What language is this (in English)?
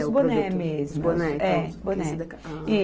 Portuguese